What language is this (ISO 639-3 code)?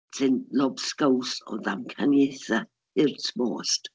cym